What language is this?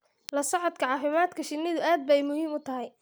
Somali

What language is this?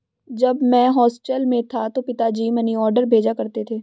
Hindi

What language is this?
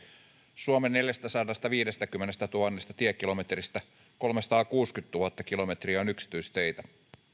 Finnish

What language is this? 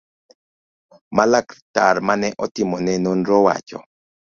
Luo (Kenya and Tanzania)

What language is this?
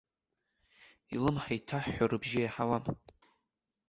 Abkhazian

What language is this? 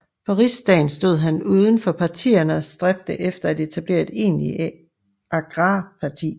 Danish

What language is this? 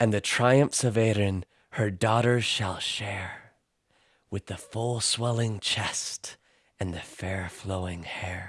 English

